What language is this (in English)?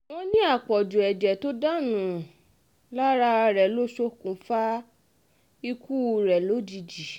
Yoruba